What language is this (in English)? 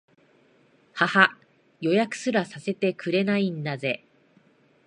Japanese